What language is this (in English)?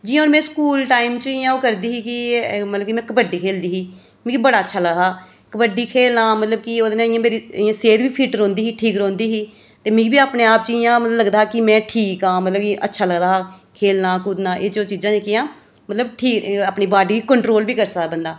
Dogri